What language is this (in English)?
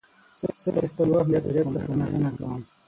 Pashto